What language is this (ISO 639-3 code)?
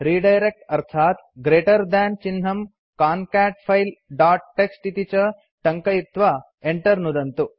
san